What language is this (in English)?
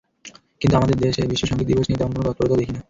Bangla